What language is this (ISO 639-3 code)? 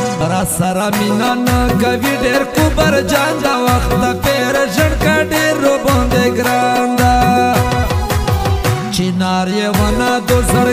ara